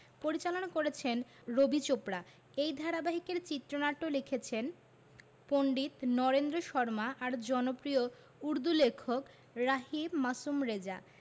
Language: Bangla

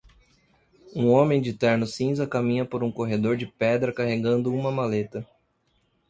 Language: Portuguese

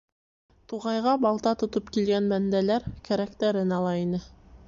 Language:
Bashkir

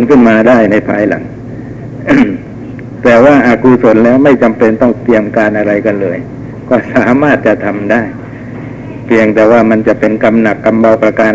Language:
Thai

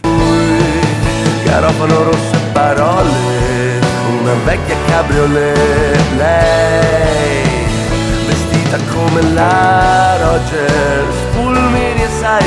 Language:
Italian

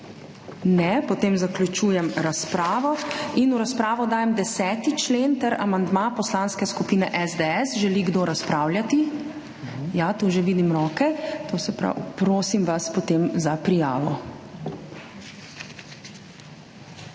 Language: Slovenian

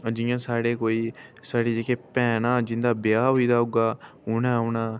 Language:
Dogri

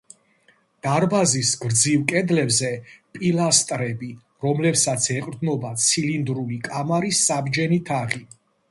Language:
Georgian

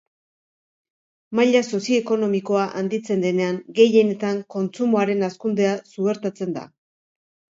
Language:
Basque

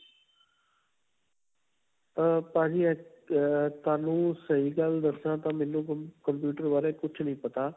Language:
Punjabi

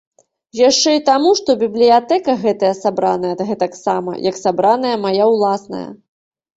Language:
Belarusian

